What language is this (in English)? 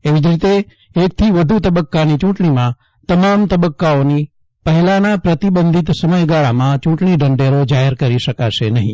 Gujarati